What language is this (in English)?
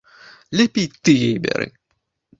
Belarusian